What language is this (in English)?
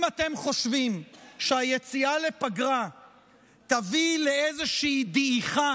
Hebrew